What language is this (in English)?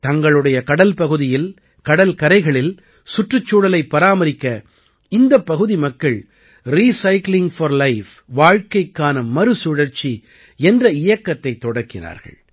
Tamil